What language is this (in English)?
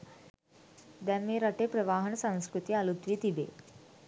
Sinhala